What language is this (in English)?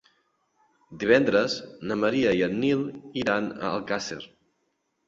Catalan